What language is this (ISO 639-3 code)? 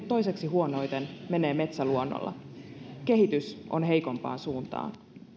fin